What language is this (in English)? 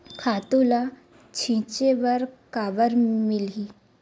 Chhattisgarhi